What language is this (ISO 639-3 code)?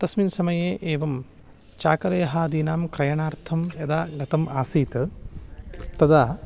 san